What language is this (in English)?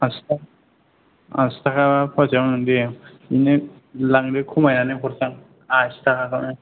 Bodo